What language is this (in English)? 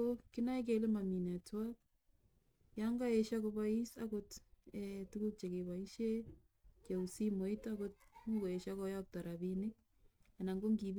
Kalenjin